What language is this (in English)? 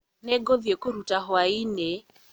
Kikuyu